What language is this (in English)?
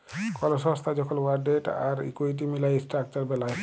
Bangla